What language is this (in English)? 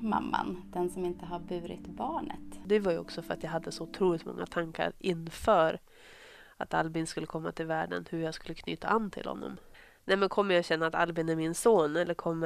Swedish